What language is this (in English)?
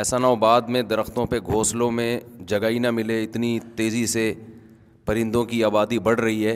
Urdu